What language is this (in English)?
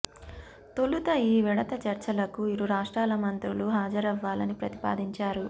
Telugu